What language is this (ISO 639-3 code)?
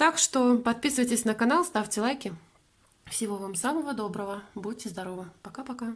rus